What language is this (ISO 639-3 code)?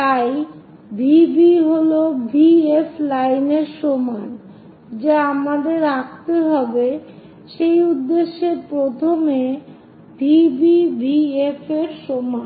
ben